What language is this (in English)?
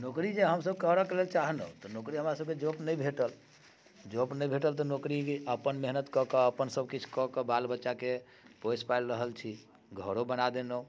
Maithili